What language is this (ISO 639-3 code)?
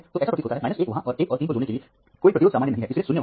hin